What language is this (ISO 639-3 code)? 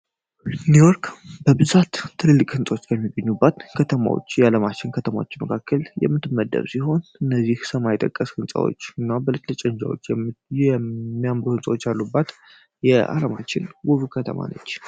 amh